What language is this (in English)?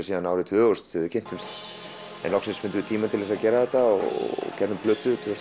Icelandic